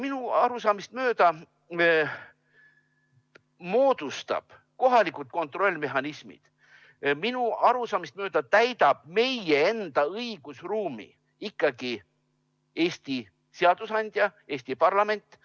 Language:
Estonian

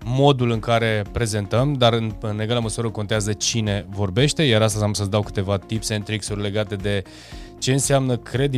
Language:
Romanian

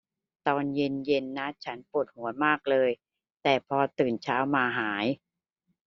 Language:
Thai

